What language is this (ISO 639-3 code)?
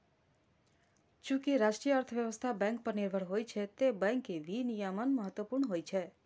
mai